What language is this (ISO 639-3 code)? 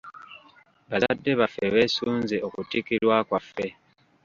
lug